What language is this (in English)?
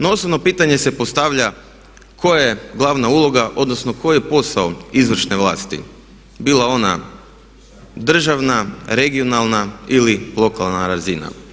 Croatian